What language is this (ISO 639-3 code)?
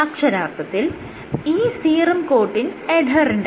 mal